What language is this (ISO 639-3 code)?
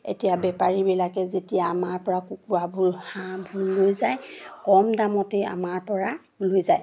asm